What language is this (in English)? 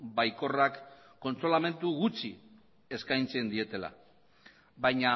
Basque